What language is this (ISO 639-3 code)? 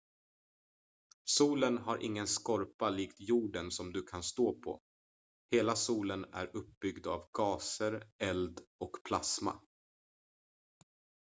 swe